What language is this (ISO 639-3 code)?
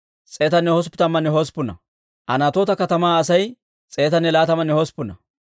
dwr